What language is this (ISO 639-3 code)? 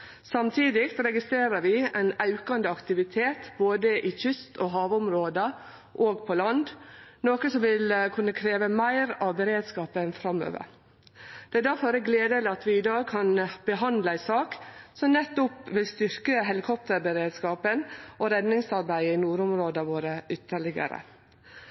nno